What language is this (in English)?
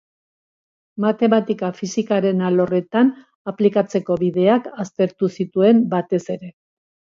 Basque